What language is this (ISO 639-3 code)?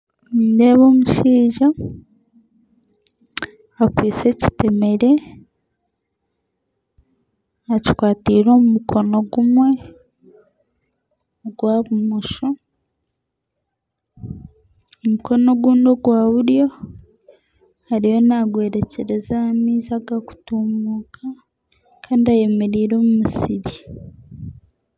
nyn